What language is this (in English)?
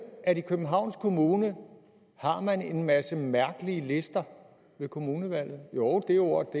Danish